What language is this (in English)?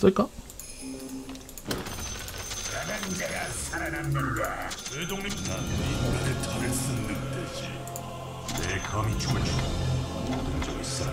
Korean